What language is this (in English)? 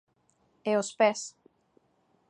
Galician